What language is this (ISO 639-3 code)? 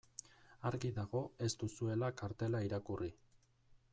eus